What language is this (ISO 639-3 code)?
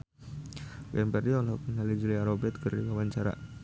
sun